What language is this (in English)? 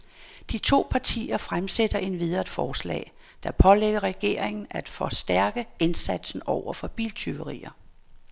Danish